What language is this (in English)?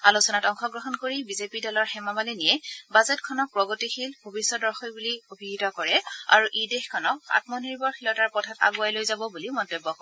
Assamese